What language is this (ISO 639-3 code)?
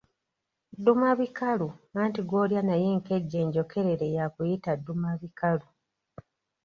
lug